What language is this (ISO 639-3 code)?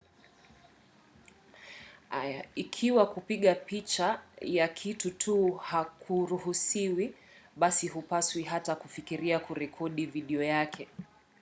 swa